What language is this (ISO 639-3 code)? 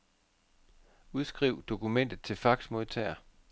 dan